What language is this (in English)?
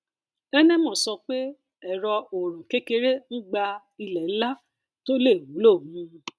Yoruba